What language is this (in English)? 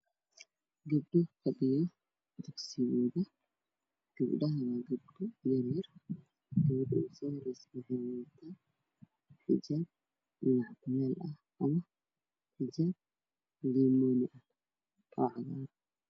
Somali